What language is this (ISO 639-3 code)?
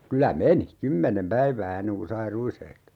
fin